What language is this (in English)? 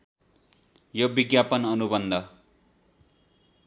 Nepali